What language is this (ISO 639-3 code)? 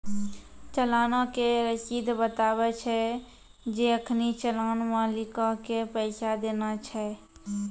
mai